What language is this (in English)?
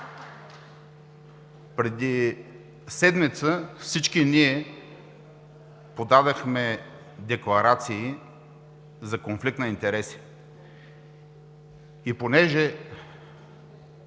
Bulgarian